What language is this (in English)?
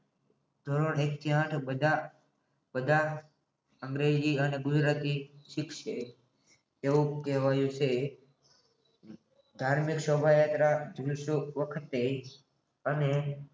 Gujarati